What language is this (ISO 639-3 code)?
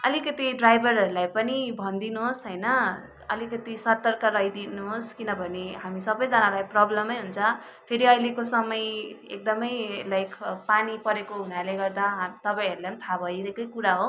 nep